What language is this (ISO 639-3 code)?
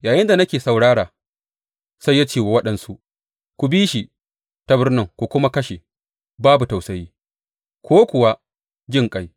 hau